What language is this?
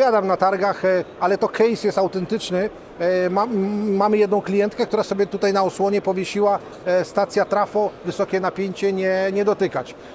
Polish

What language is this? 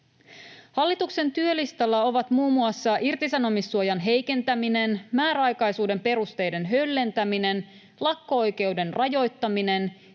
Finnish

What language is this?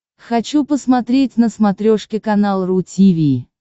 Russian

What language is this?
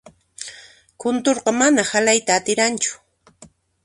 Puno Quechua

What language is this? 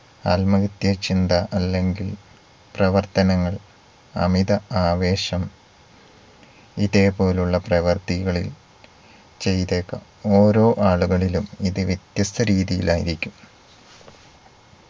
Malayalam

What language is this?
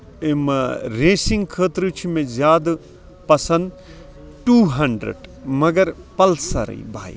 Kashmiri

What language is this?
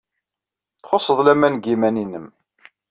Kabyle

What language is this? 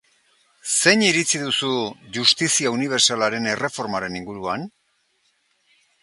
Basque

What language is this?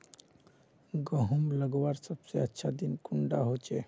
Magahi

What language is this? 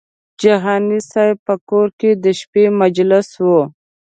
Pashto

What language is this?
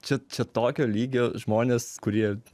Lithuanian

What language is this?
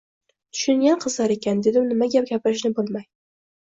Uzbek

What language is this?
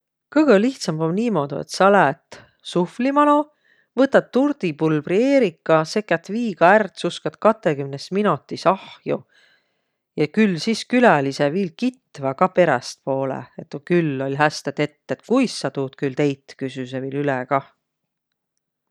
Võro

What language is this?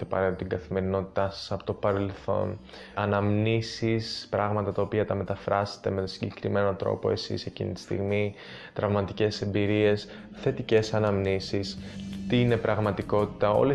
Greek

